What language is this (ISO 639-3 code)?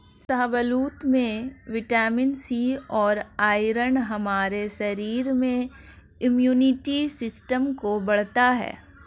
hin